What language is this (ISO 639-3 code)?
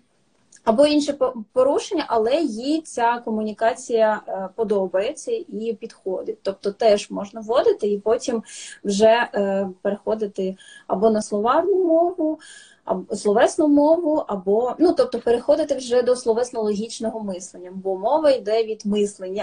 ukr